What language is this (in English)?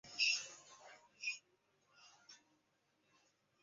Chinese